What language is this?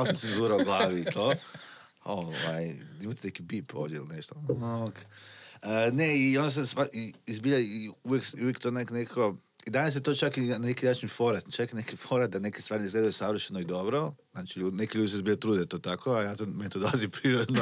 Croatian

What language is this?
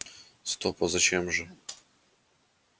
Russian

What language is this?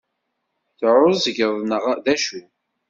Kabyle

